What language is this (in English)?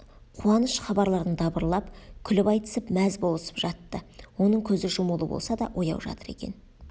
Kazakh